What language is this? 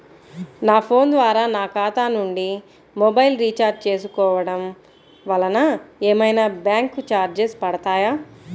Telugu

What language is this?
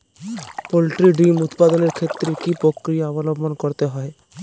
Bangla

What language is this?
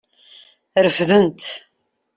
Kabyle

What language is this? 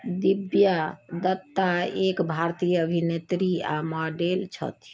Maithili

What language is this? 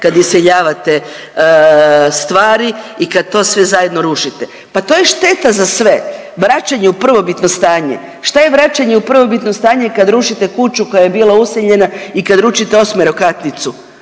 Croatian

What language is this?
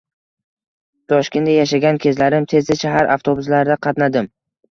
Uzbek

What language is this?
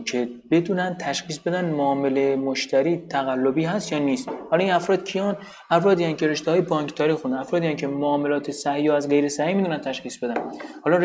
Persian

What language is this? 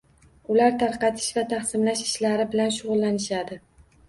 Uzbek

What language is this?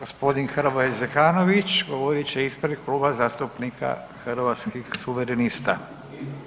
Croatian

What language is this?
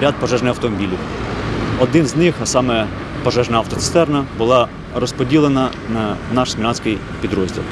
Ukrainian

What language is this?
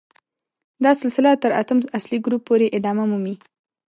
Pashto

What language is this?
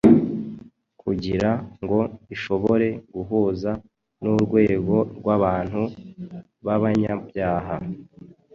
Kinyarwanda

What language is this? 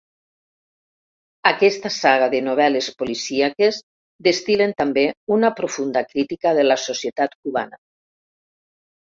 Catalan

